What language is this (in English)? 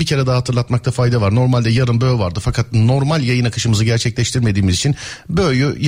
Turkish